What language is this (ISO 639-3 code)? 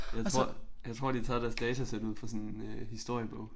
dan